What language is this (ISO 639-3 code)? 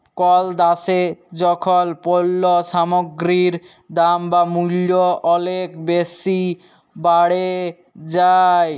ben